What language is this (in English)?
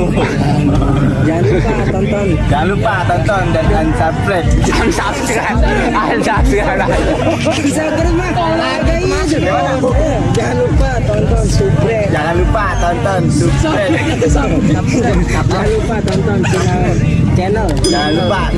Indonesian